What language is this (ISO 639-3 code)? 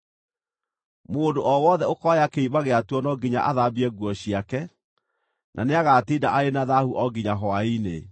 kik